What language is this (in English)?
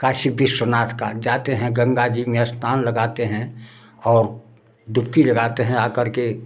Hindi